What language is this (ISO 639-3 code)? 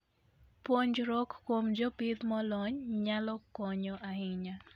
luo